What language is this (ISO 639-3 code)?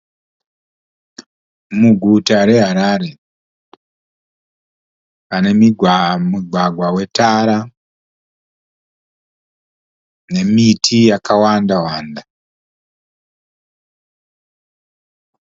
sna